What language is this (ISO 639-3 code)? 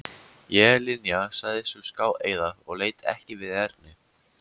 isl